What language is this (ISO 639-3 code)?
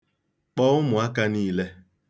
ibo